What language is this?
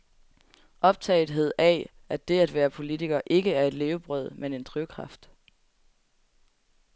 Danish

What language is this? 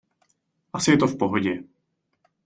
Czech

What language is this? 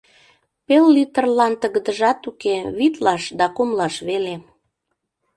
Mari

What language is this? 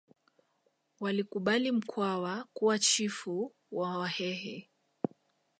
Swahili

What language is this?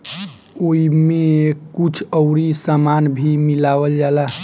Bhojpuri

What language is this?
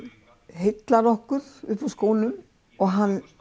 Icelandic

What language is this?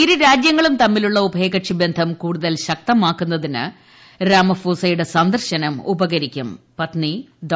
Malayalam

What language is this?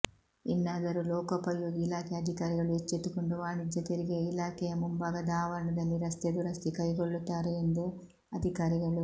Kannada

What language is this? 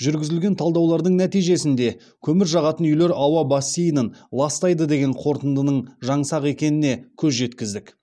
Kazakh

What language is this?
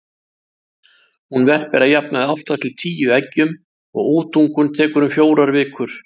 Icelandic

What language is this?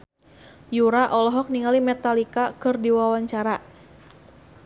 Sundanese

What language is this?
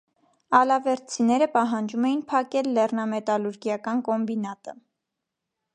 Armenian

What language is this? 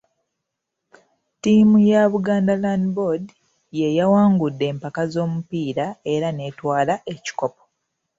Ganda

